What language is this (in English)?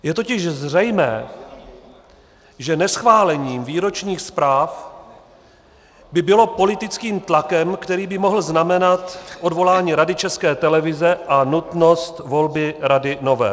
Czech